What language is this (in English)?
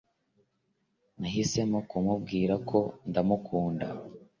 Kinyarwanda